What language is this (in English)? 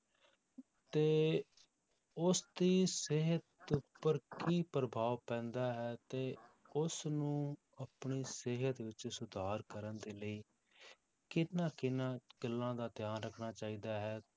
Punjabi